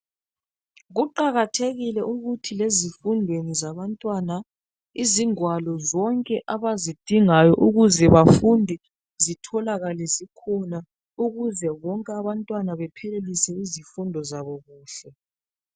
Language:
North Ndebele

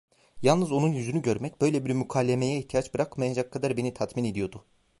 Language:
Turkish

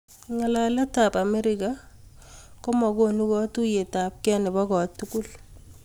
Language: Kalenjin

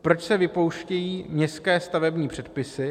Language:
Czech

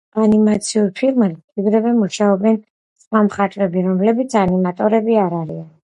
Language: Georgian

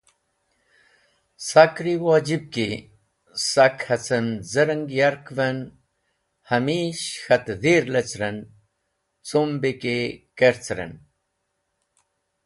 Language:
Wakhi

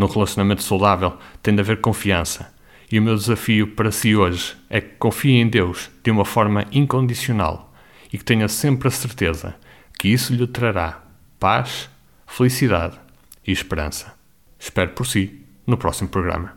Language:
Portuguese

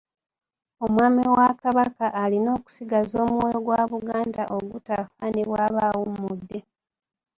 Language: Ganda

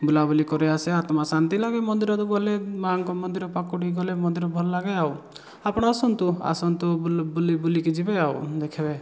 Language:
Odia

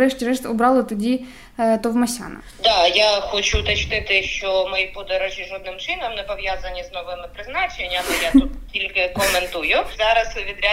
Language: Ukrainian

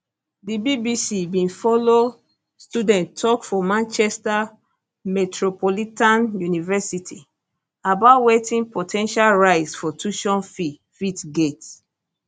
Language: Nigerian Pidgin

